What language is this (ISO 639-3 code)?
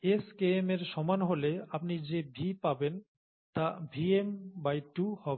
ben